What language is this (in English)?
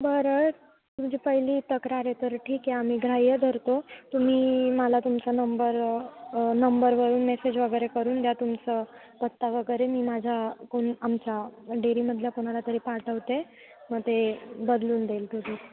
Marathi